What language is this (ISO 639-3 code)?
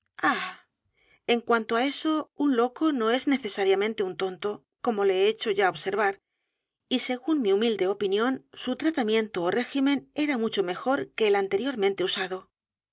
spa